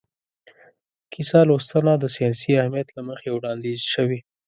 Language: Pashto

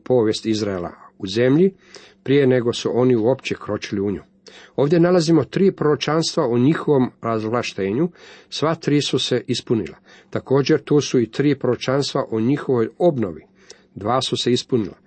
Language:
Croatian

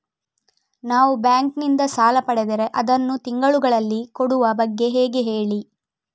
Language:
Kannada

